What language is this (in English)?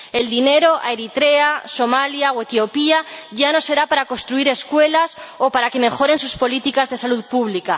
Spanish